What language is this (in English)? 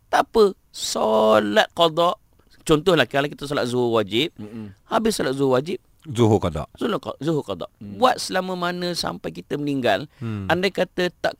Malay